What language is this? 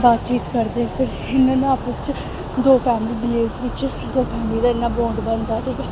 Dogri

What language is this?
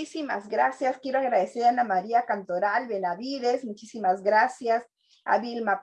Spanish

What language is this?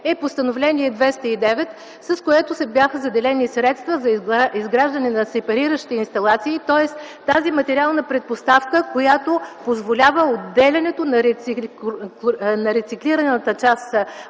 Bulgarian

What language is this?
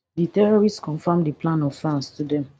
Nigerian Pidgin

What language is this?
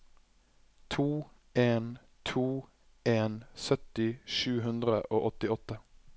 Norwegian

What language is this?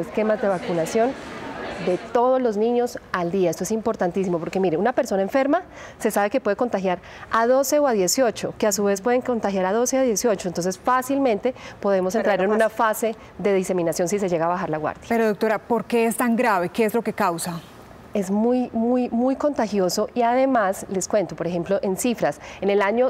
Spanish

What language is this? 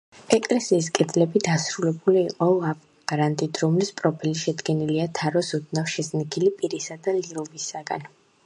Georgian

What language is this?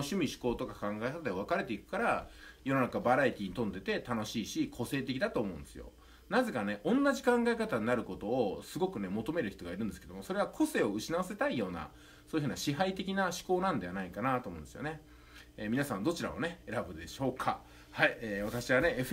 Japanese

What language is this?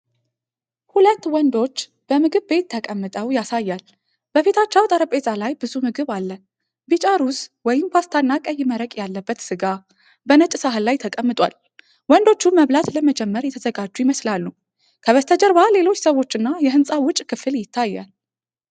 Amharic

